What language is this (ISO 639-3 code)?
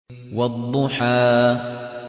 ara